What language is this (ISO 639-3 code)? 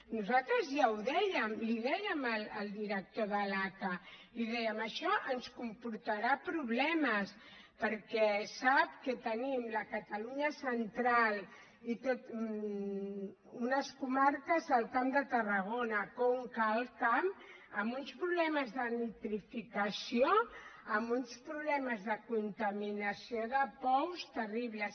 cat